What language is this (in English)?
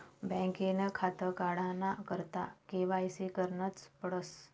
Marathi